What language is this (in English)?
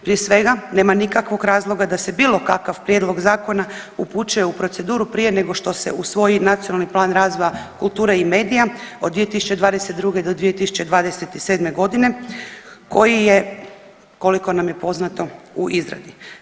Croatian